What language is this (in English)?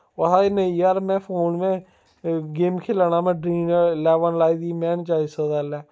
Dogri